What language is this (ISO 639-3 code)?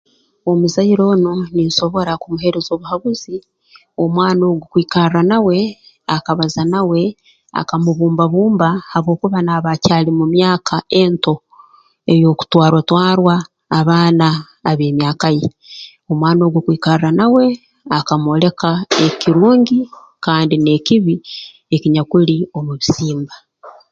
ttj